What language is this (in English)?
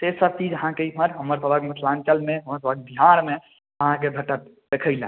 Maithili